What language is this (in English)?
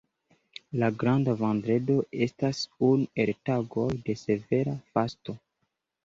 Esperanto